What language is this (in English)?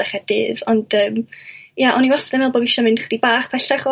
Welsh